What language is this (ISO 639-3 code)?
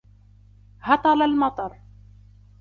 ara